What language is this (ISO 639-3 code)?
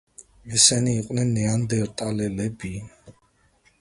kat